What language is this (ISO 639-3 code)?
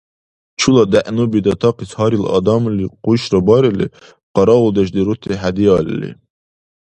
dar